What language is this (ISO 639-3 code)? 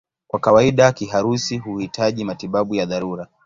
swa